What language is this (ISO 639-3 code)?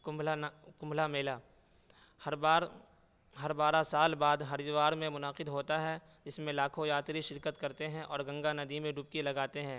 urd